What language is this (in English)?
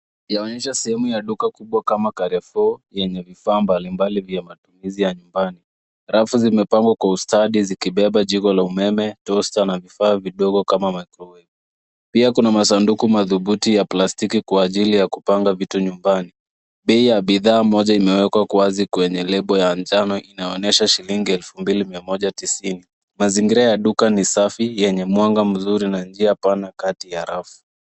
Swahili